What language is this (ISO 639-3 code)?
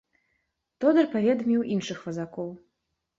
bel